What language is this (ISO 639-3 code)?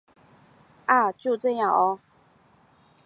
zho